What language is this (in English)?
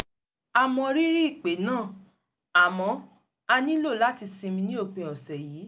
Yoruba